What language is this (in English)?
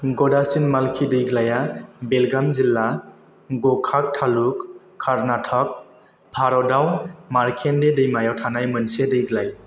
Bodo